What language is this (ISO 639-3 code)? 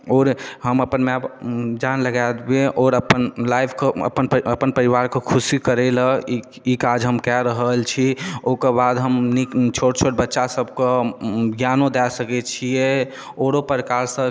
mai